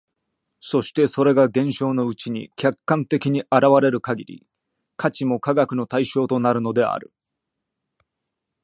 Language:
Japanese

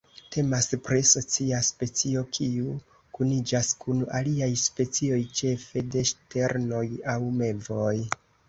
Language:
Esperanto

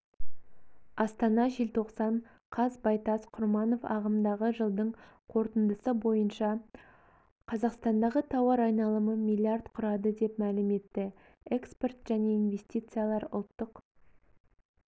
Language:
Kazakh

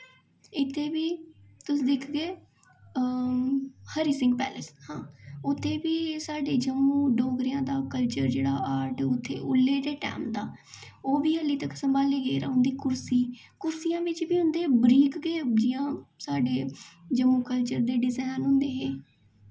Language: Dogri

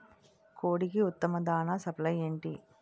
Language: Telugu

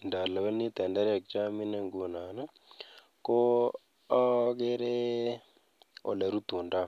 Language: Kalenjin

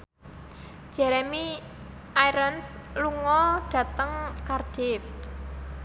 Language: Javanese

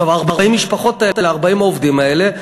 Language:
Hebrew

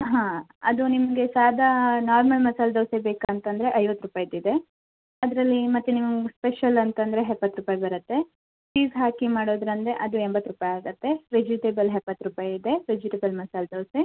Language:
Kannada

